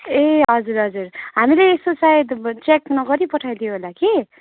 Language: Nepali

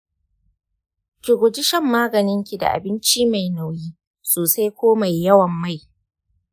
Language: Hausa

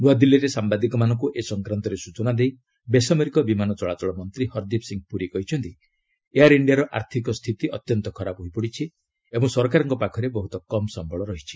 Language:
Odia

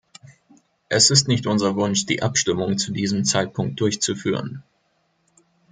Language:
German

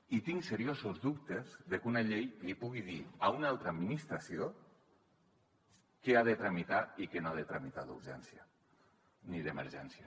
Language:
Catalan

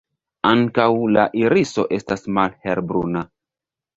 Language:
Esperanto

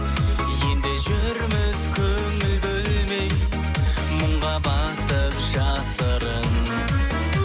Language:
Kazakh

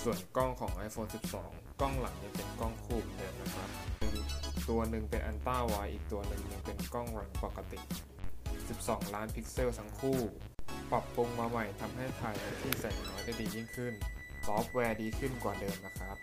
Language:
Thai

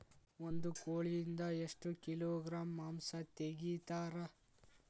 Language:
Kannada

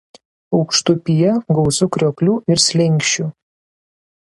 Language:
Lithuanian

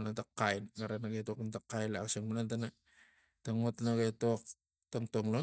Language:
Tigak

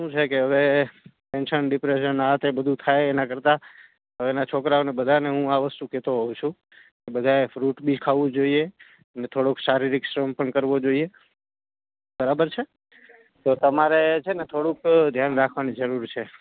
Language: Gujarati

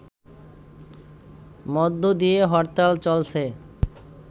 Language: Bangla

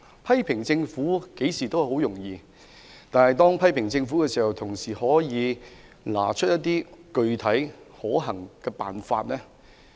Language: Cantonese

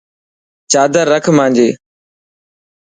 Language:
Dhatki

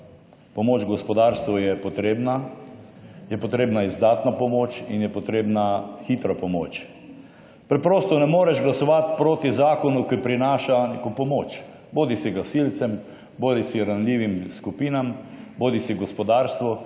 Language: Slovenian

